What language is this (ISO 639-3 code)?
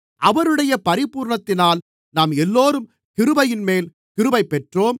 tam